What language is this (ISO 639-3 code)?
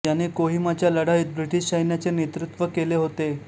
mar